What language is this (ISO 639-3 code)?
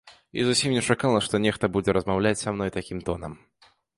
bel